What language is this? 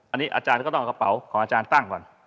Thai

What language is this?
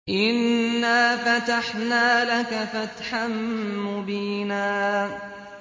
Arabic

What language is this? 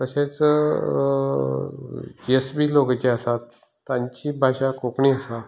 Konkani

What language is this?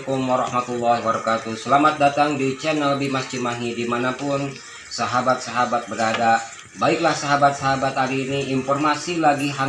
Indonesian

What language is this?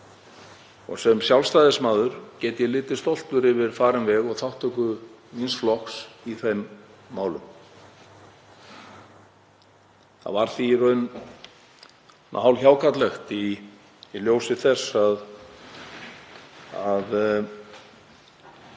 Icelandic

